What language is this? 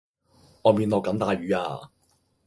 Cantonese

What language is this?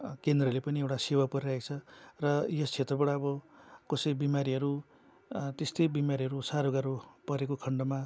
Nepali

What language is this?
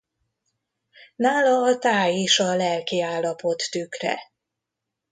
Hungarian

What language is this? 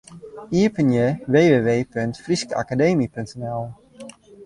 Western Frisian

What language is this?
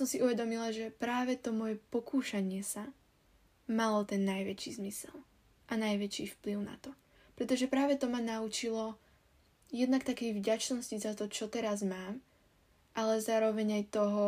Slovak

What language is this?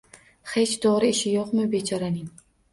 Uzbek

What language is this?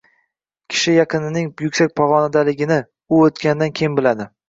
Uzbek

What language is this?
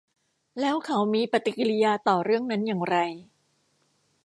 Thai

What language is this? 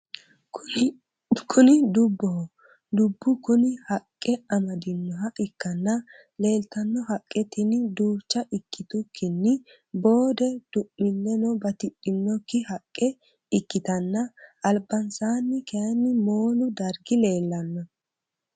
Sidamo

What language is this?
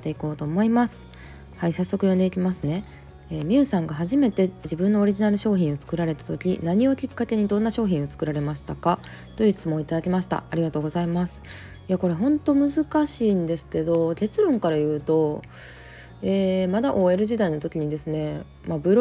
Japanese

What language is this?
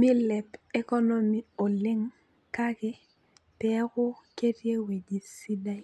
Masai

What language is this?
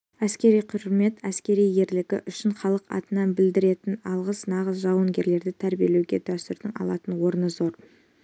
Kazakh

